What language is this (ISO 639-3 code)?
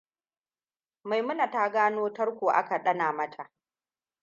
hau